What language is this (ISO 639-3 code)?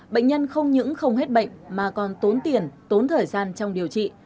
vie